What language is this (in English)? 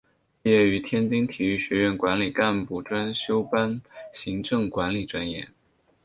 Chinese